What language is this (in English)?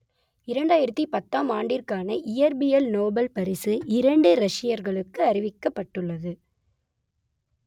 Tamil